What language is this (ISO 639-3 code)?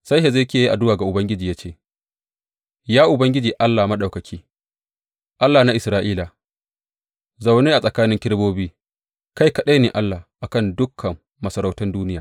hau